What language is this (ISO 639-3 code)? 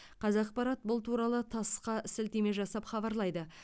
kaz